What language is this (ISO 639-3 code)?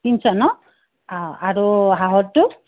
asm